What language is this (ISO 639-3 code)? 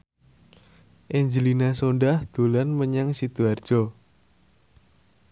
jav